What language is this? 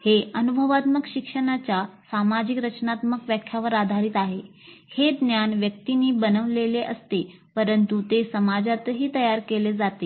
Marathi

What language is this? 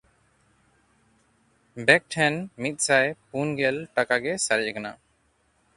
Santali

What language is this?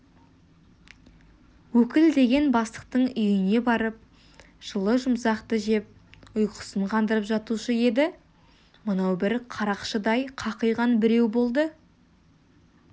Kazakh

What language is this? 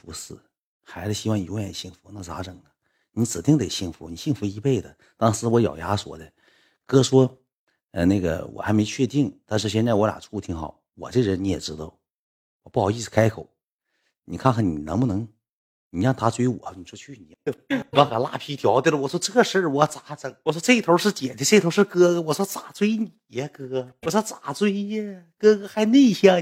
Chinese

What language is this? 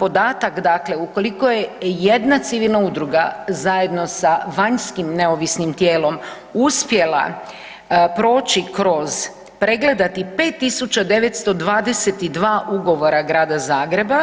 Croatian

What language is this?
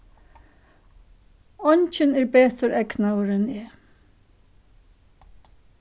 Faroese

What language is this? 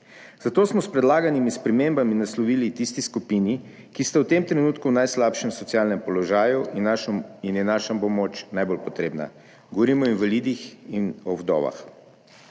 Slovenian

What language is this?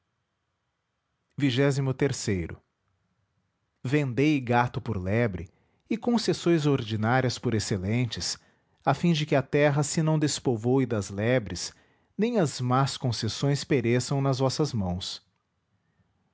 Portuguese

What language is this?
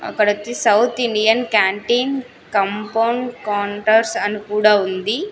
Telugu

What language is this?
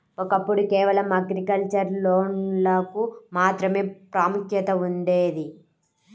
Telugu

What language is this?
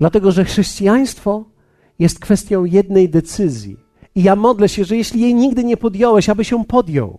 Polish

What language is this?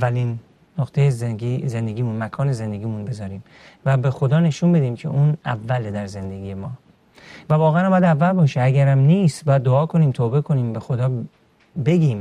Persian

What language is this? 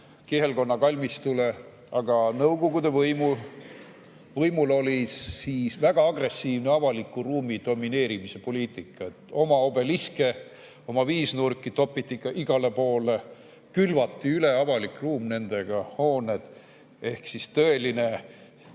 Estonian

